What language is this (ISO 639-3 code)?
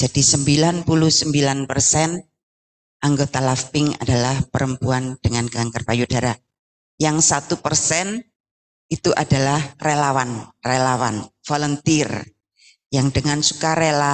ind